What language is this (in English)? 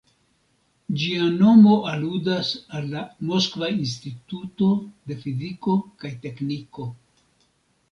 Esperanto